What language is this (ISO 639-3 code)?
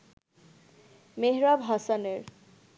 ben